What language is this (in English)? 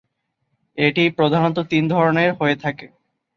Bangla